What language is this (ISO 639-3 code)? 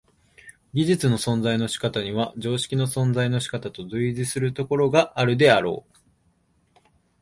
jpn